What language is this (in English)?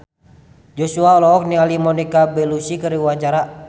Sundanese